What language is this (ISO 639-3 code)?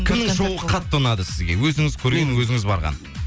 kaz